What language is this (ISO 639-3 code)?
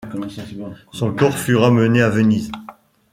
fra